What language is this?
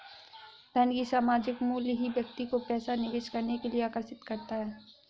Hindi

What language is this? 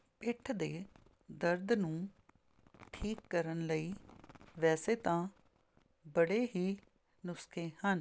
Punjabi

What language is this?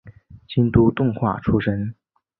Chinese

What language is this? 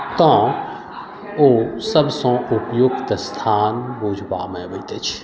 Maithili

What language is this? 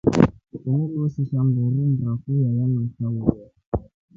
Rombo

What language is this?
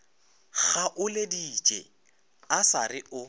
Northern Sotho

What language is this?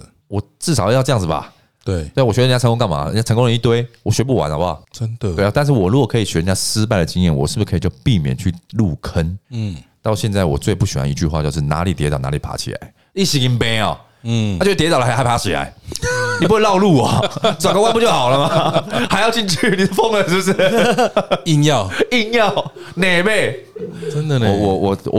Chinese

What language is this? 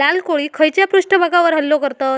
Marathi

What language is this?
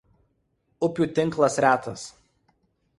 Lithuanian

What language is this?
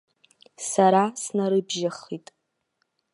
Abkhazian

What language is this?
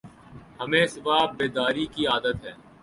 Urdu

